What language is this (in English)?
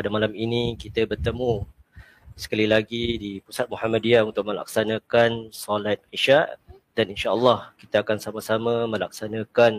Malay